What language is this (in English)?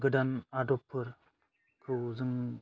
Bodo